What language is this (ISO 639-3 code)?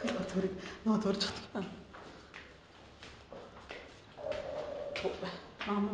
tur